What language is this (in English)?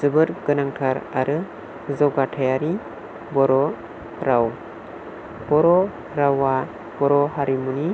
Bodo